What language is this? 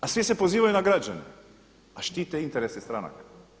Croatian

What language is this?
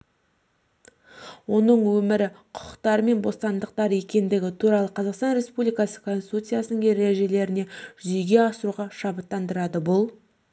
Kazakh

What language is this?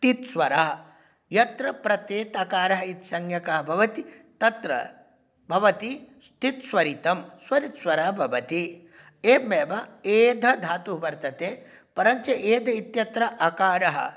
Sanskrit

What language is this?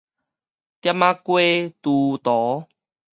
Min Nan Chinese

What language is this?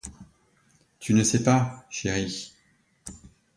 French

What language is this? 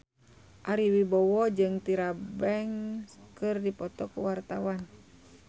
Sundanese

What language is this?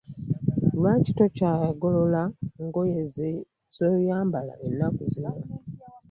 Ganda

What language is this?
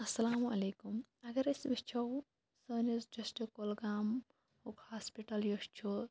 Kashmiri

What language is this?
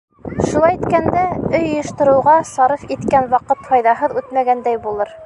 Bashkir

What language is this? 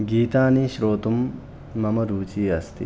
Sanskrit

